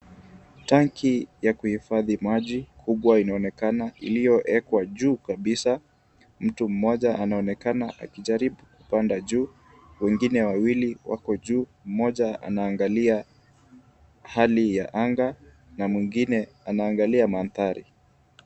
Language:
Swahili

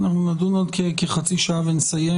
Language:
Hebrew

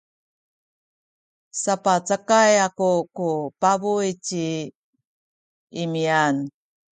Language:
Sakizaya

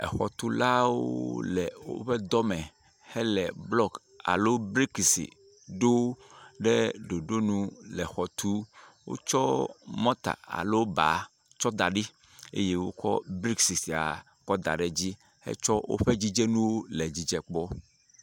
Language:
Ewe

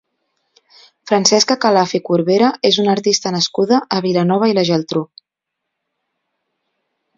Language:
Catalan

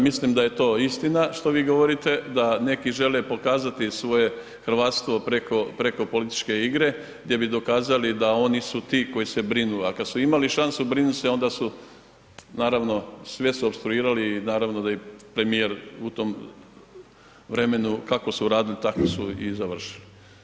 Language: Croatian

